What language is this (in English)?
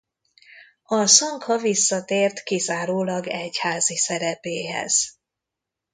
Hungarian